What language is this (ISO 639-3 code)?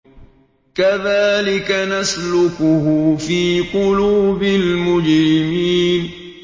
ara